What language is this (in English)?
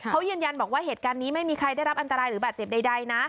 Thai